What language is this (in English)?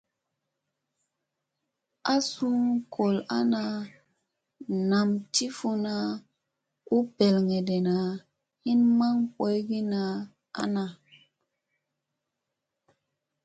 Musey